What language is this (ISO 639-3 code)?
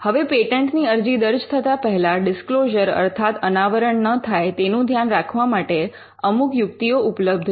guj